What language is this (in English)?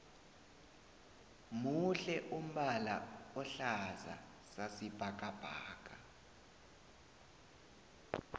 South Ndebele